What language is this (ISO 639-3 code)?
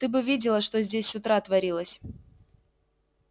rus